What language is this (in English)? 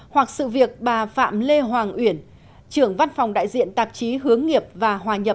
Vietnamese